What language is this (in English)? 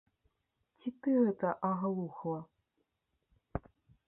Belarusian